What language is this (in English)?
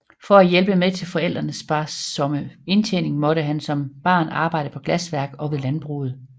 Danish